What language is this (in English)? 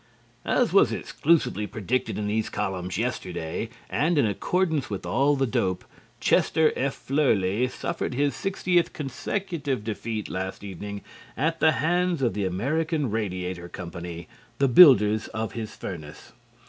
English